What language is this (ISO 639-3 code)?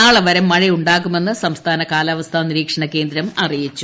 mal